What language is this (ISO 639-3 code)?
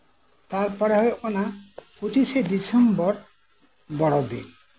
sat